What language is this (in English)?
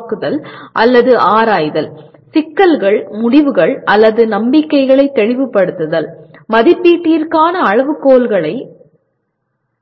Tamil